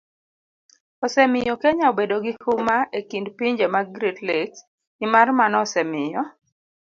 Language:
Luo (Kenya and Tanzania)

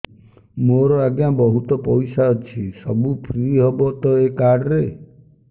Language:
Odia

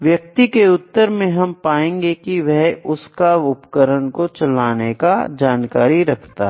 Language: Hindi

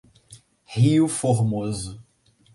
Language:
Portuguese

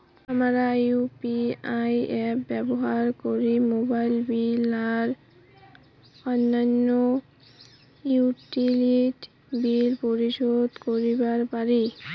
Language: Bangla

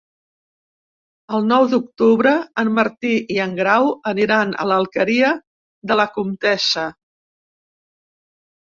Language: Catalan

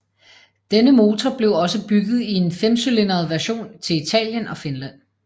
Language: Danish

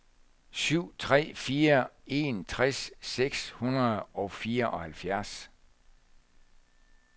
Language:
Danish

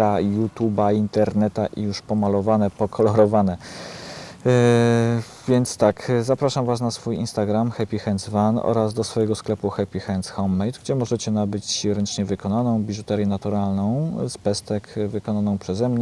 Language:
Polish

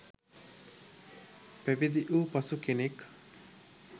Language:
Sinhala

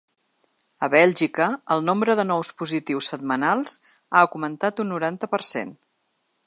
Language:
Catalan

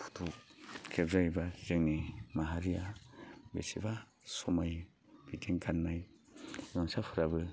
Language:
Bodo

